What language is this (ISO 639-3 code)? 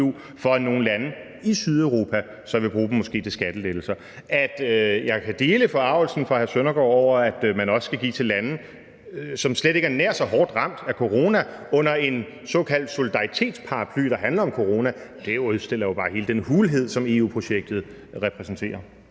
dan